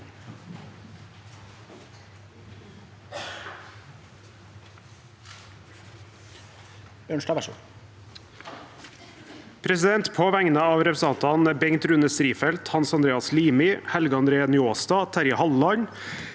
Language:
Norwegian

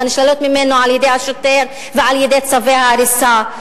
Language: Hebrew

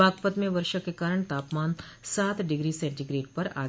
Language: Hindi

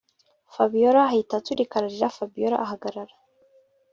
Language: Kinyarwanda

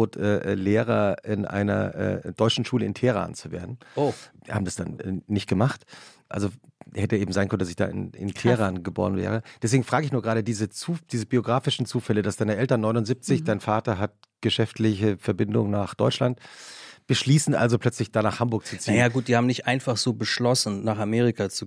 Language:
German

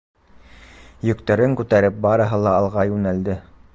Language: Bashkir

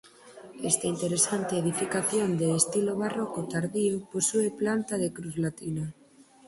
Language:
Galician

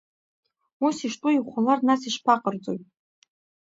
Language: Abkhazian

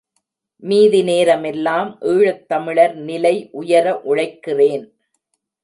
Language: Tamil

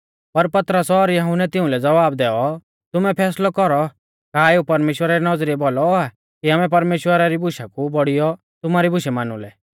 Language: Mahasu Pahari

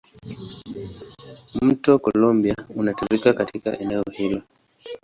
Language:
Swahili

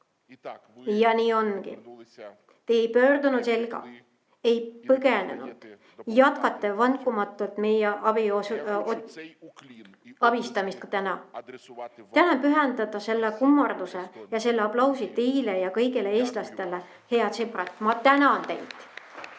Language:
Estonian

